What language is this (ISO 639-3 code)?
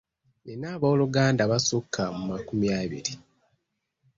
lug